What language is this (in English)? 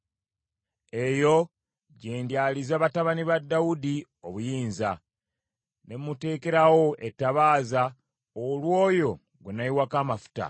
Ganda